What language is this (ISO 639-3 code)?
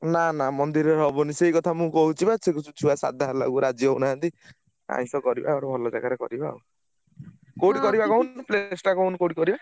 ori